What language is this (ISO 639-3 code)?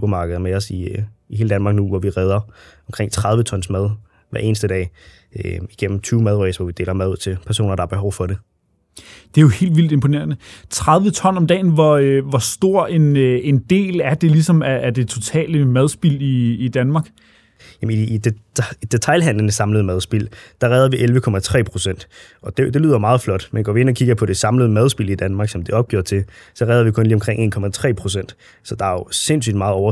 dan